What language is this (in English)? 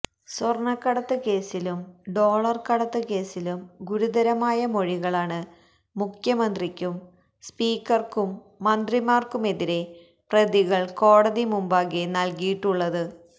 Malayalam